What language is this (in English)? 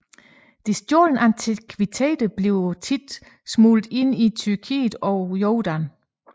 Danish